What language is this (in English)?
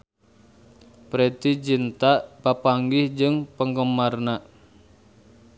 Sundanese